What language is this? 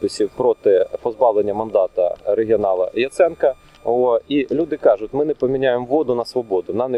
Ukrainian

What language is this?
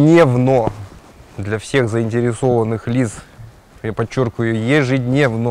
Russian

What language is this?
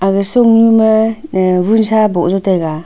Wancho Naga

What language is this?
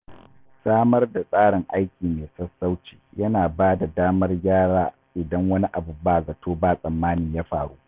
Hausa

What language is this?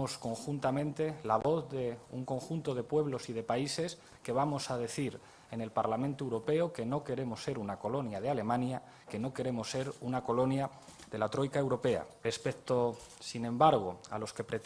Spanish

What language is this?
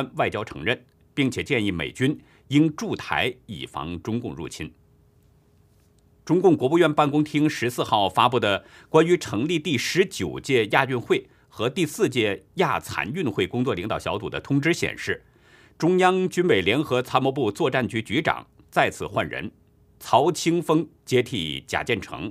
Chinese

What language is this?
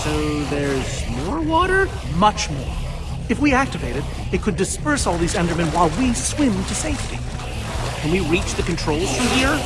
English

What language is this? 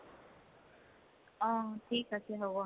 Assamese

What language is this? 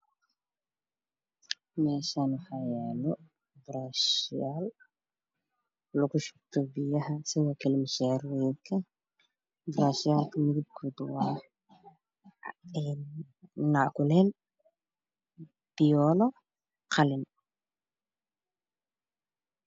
Somali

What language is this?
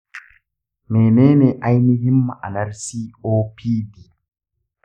Hausa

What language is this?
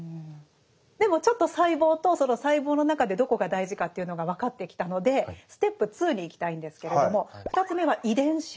Japanese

